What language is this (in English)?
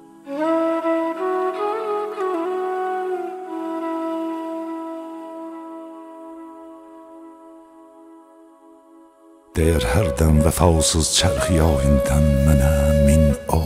Persian